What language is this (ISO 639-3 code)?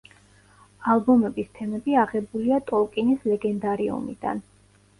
kat